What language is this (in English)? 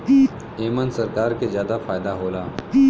Bhojpuri